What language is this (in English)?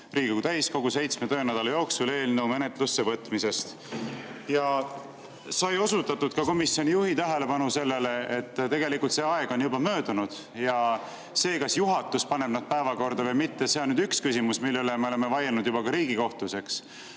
Estonian